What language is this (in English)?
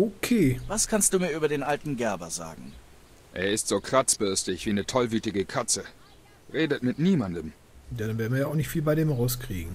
German